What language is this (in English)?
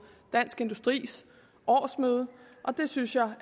Danish